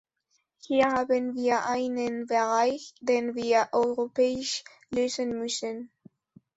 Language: German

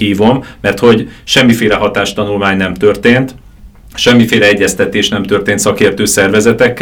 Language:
Hungarian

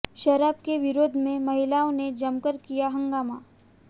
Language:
Hindi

